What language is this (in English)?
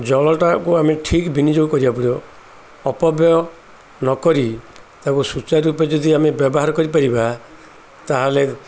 Odia